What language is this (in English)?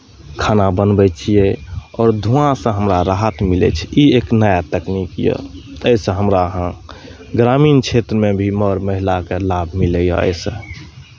Maithili